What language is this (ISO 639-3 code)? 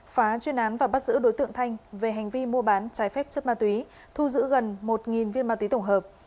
vie